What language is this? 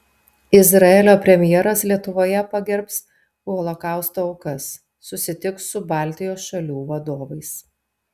Lithuanian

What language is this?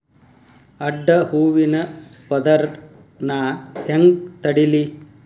Kannada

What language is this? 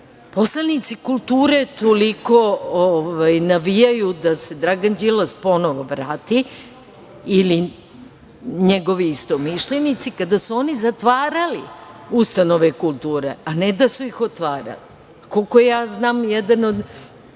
Serbian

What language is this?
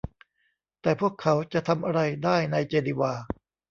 Thai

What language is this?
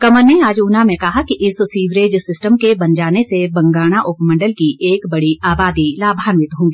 Hindi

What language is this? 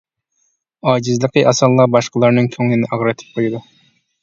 Uyghur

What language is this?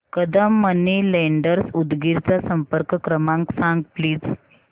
Marathi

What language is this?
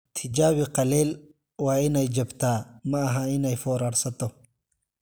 Somali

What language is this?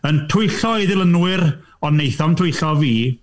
Welsh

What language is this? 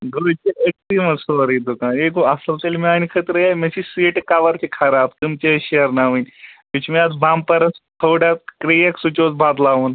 Kashmiri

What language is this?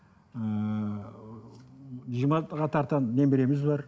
Kazakh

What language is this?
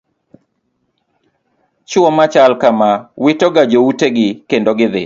Luo (Kenya and Tanzania)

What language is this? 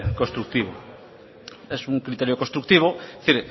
Spanish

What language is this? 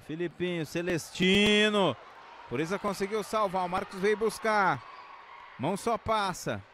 Portuguese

